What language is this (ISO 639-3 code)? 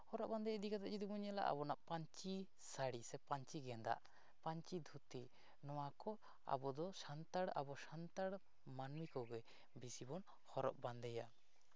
sat